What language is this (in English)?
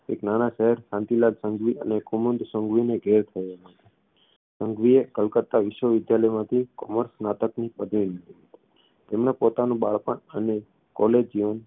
Gujarati